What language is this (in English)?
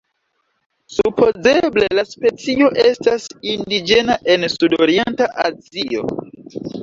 Esperanto